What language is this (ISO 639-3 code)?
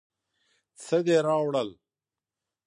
pus